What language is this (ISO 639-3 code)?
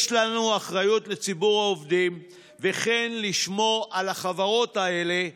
heb